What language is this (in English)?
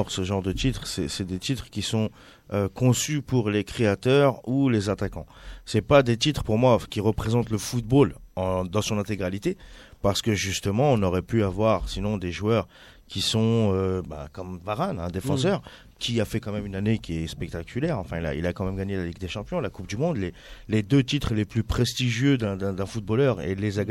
French